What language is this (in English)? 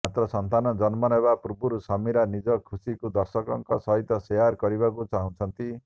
Odia